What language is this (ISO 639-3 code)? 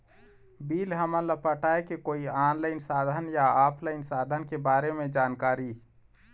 hne